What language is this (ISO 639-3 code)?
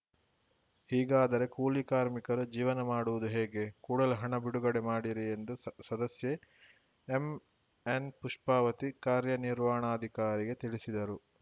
kan